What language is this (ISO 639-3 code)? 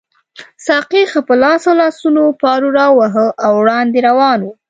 pus